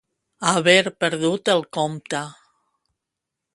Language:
Catalan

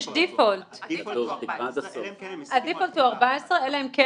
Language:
Hebrew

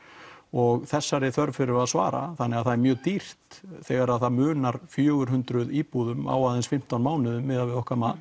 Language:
Icelandic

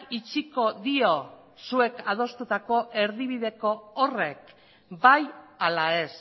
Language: Basque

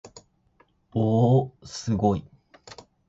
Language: Japanese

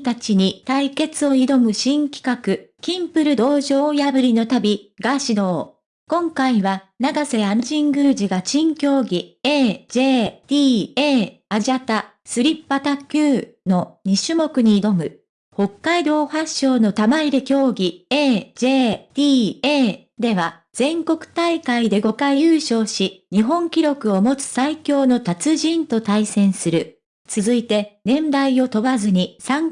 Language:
Japanese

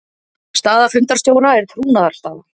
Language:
Icelandic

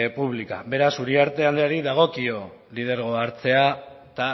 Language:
Basque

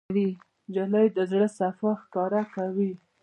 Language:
Pashto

